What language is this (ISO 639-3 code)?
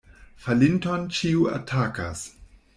epo